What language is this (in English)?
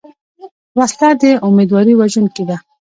Pashto